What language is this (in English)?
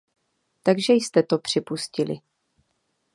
Czech